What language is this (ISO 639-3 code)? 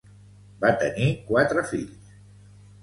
cat